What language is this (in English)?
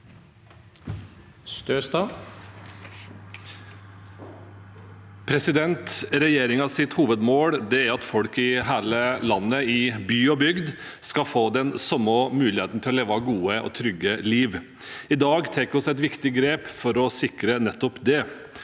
Norwegian